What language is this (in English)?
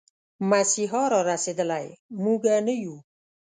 Pashto